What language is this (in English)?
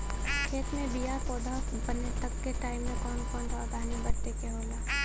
Bhojpuri